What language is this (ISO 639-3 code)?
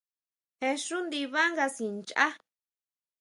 mau